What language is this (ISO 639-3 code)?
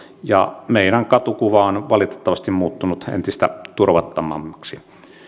fin